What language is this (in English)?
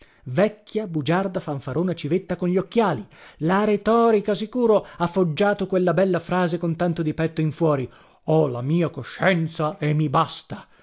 Italian